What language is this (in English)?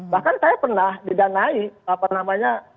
Indonesian